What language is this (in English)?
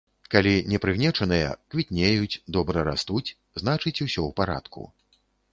Belarusian